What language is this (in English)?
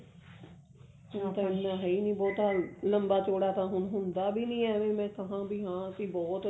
Punjabi